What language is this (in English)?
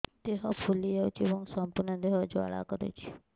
Odia